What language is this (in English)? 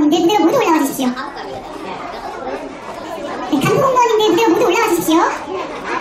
Korean